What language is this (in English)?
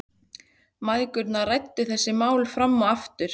Icelandic